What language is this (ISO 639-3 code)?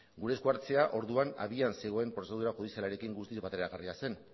eus